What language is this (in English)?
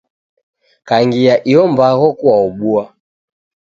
Taita